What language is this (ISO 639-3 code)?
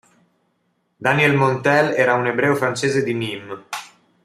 ita